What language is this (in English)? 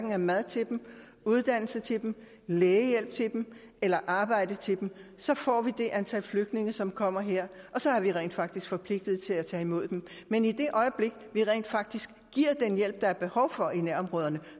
Danish